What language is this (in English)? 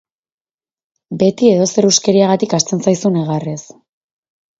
Basque